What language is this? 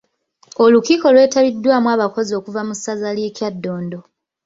Ganda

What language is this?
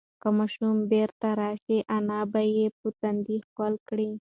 Pashto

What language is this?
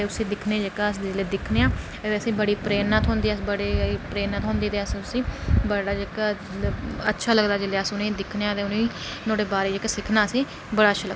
Dogri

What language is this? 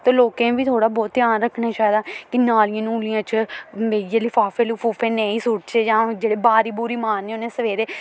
Dogri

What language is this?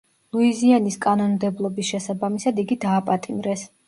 Georgian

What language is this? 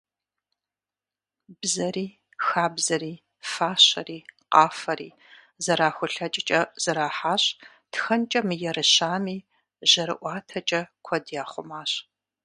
Kabardian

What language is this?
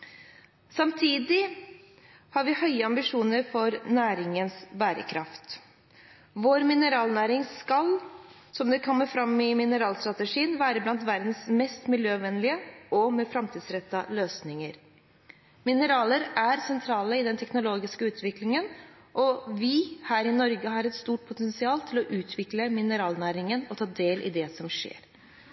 Norwegian Bokmål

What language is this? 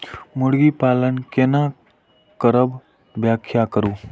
Maithili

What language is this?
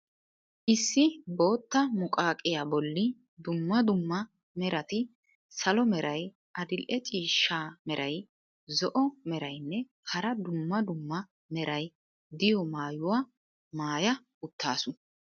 Wolaytta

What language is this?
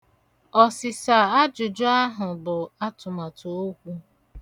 Igbo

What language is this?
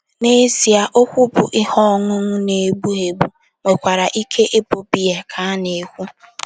Igbo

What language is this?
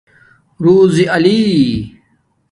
Domaaki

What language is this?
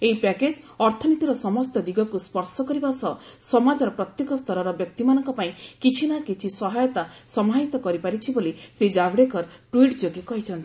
Odia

